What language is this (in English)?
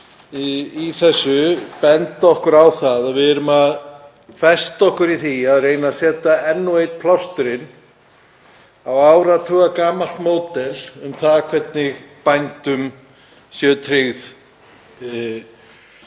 Icelandic